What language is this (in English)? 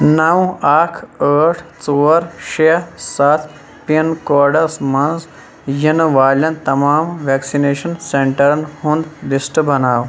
Kashmiri